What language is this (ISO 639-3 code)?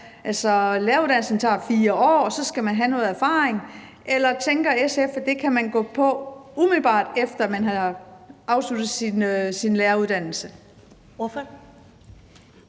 dan